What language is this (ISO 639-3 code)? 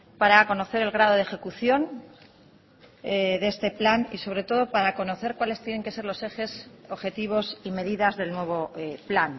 spa